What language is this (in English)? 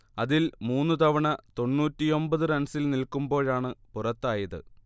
Malayalam